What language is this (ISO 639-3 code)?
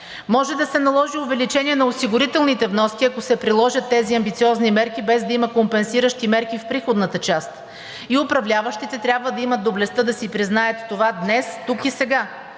bul